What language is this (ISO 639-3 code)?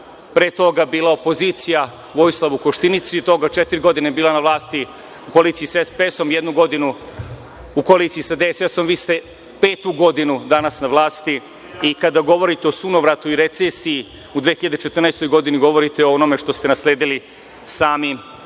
srp